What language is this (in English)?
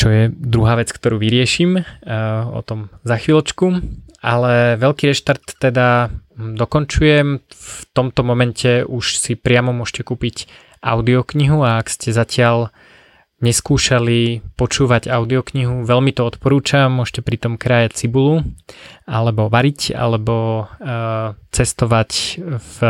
Slovak